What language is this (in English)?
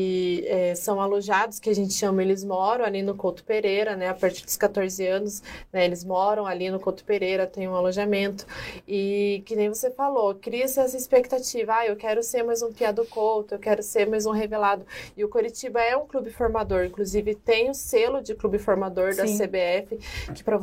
Portuguese